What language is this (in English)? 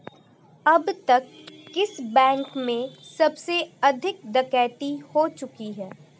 Hindi